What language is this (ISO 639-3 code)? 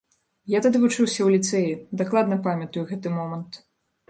bel